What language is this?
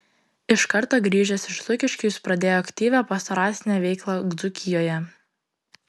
Lithuanian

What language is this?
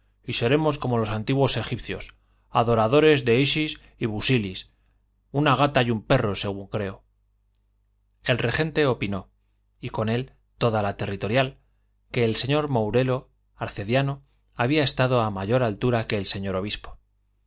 Spanish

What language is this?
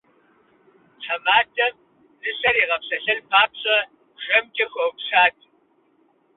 Kabardian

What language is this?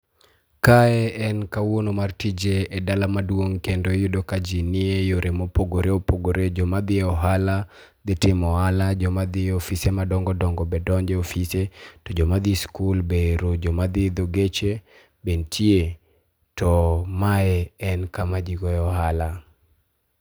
Luo (Kenya and Tanzania)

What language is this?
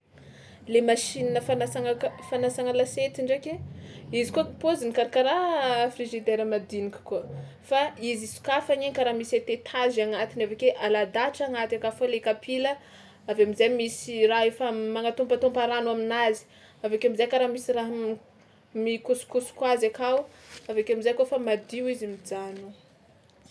Tsimihety Malagasy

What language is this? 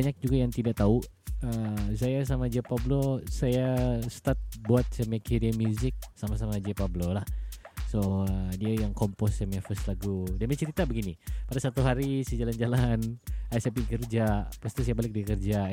Malay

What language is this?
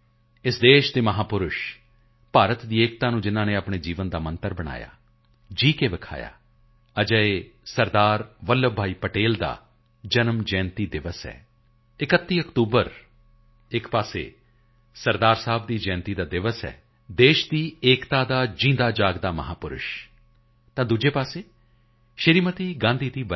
Punjabi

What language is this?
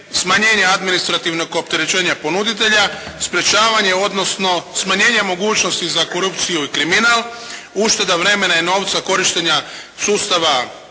Croatian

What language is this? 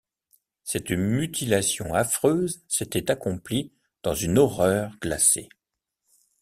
French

